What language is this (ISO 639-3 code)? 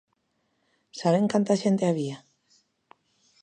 glg